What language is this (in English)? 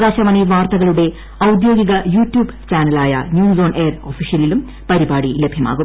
Malayalam